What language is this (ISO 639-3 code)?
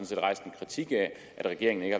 dan